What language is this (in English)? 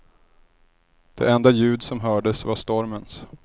Swedish